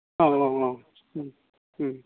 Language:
Bodo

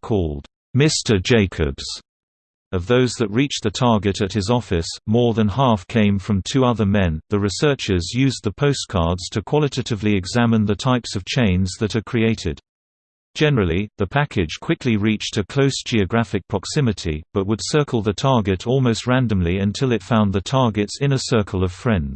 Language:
English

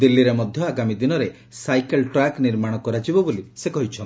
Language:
Odia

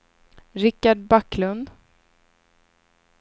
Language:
Swedish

